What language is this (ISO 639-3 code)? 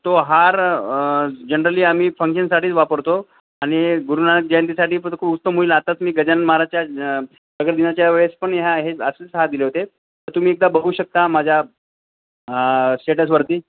mar